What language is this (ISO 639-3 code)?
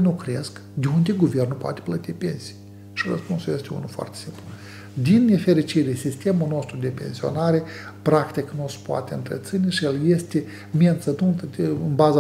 ron